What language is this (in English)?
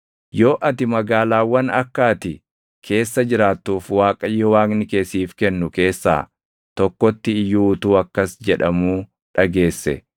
Oromo